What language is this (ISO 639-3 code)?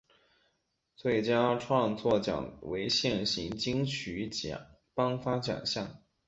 zho